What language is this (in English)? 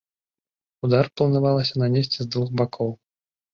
Belarusian